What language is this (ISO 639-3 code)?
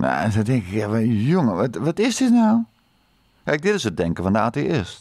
nld